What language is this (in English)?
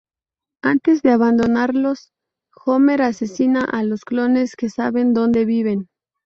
Spanish